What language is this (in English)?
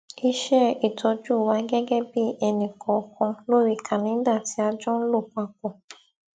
Yoruba